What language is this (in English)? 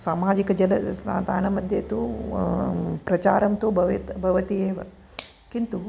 Sanskrit